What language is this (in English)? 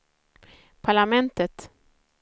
Swedish